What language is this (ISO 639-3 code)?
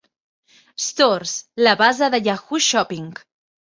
cat